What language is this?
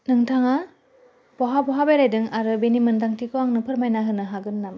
Bodo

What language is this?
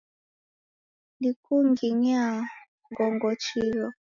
Taita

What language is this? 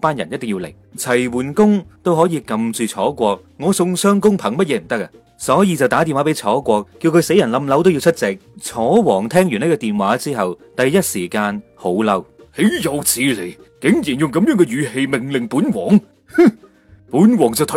Chinese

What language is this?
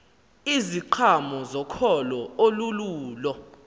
Xhosa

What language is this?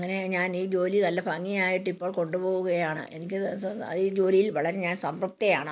Malayalam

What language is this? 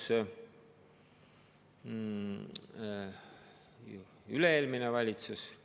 Estonian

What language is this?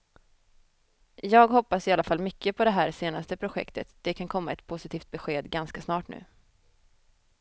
Swedish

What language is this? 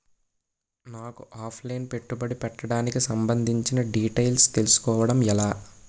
Telugu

